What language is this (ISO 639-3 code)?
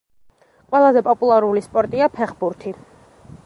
kat